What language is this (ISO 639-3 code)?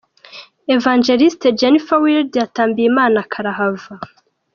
kin